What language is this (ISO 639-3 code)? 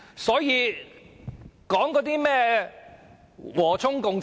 yue